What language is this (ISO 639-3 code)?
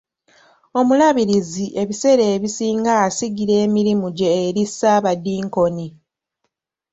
lug